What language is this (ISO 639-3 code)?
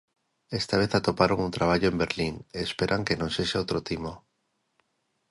glg